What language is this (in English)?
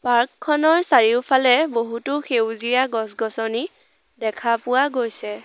Assamese